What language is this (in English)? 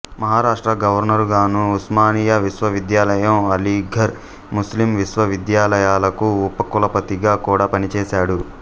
Telugu